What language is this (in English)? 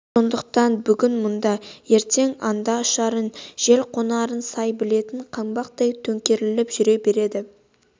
Kazakh